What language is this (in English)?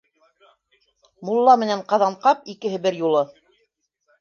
Bashkir